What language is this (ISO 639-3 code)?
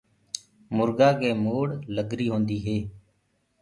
ggg